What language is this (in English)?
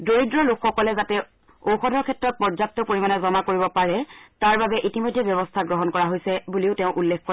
Assamese